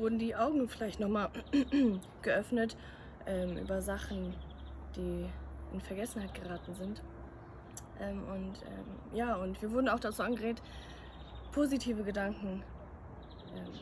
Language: German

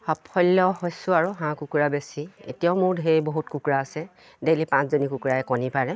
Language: Assamese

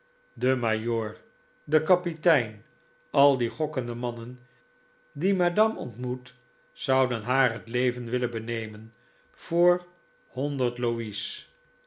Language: Dutch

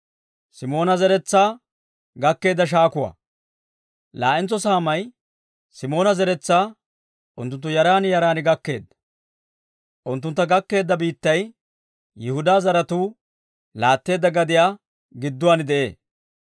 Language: Dawro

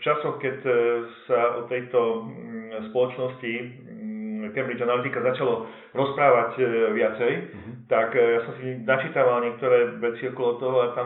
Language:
Slovak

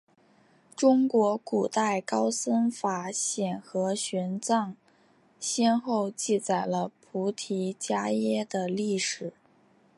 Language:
Chinese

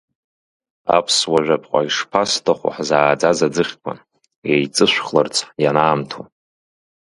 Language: Abkhazian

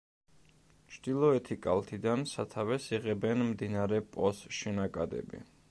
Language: Georgian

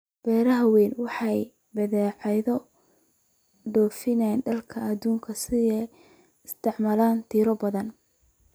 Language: Somali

